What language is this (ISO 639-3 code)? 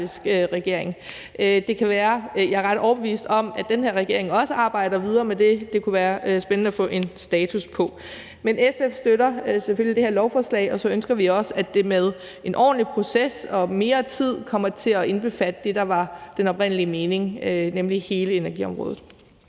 dan